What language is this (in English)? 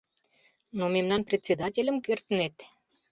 Mari